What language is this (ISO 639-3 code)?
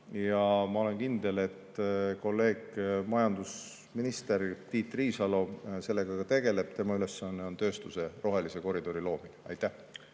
est